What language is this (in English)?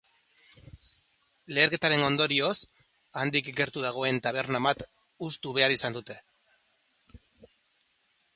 Basque